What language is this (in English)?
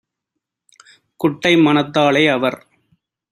Tamil